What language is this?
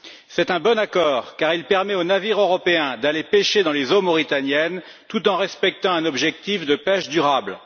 French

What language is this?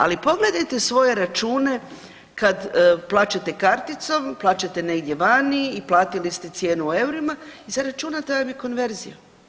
Croatian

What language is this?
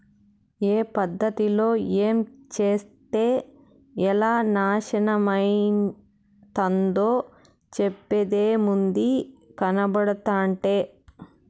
Telugu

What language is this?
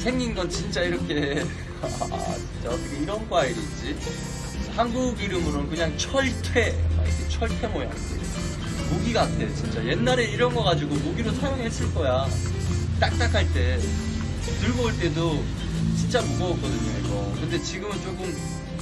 Korean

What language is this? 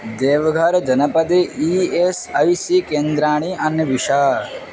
Sanskrit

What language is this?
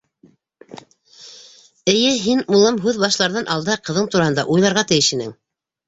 Bashkir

